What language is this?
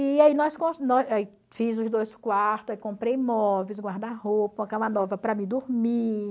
Portuguese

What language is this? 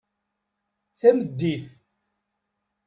Kabyle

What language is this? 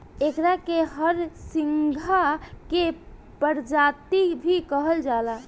Bhojpuri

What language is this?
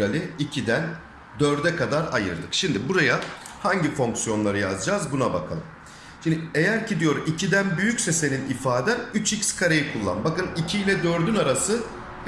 Turkish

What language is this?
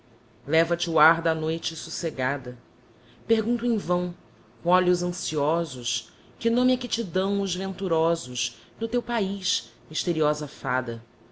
Portuguese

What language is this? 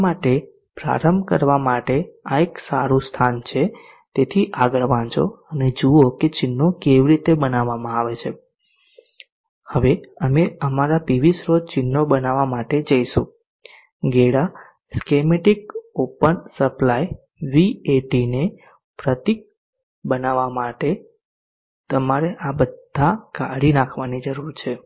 Gujarati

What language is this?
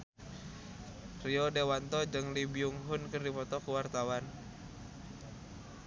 Sundanese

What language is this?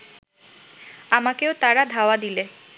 Bangla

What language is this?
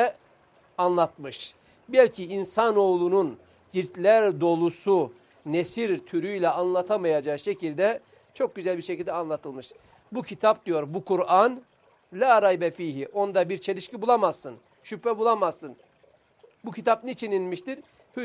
Turkish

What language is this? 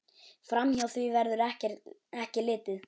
Icelandic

